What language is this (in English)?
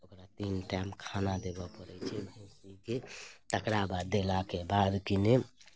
Maithili